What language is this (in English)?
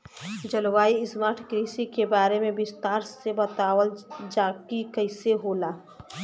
Bhojpuri